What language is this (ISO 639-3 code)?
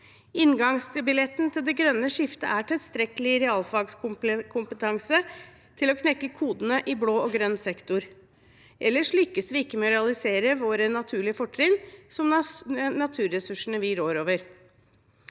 nor